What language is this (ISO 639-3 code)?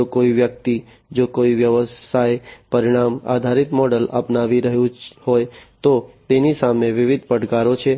guj